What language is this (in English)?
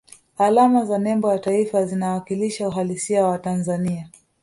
Swahili